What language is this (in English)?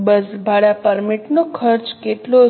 Gujarati